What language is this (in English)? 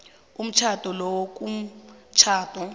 South Ndebele